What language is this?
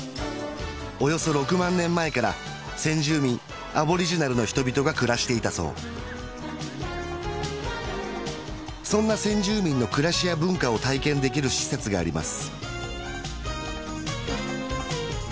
Japanese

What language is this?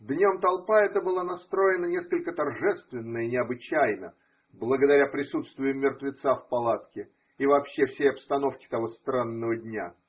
Russian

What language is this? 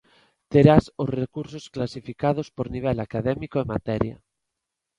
Galician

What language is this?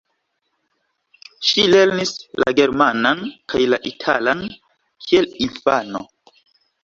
Esperanto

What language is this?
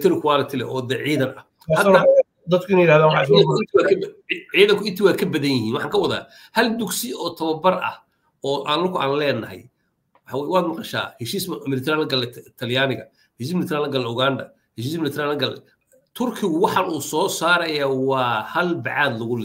Arabic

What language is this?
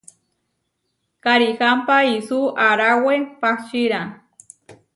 Huarijio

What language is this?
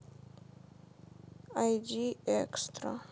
Russian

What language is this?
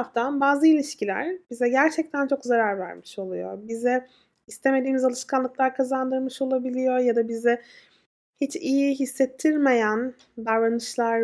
Turkish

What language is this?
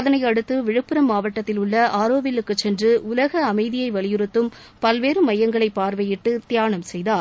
Tamil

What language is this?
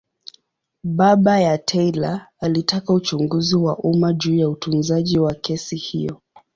Swahili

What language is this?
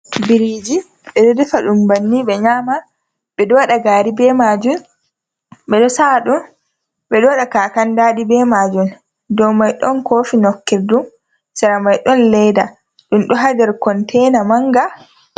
Fula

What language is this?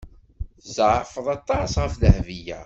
Kabyle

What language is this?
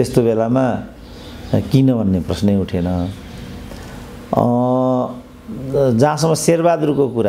Indonesian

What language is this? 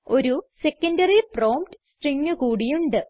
Malayalam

